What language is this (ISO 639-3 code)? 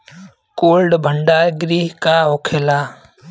bho